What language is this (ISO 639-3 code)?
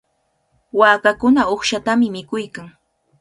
qvl